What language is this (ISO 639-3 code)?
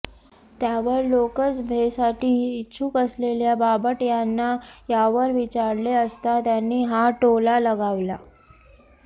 mar